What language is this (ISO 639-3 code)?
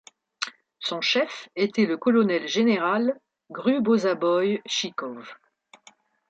fra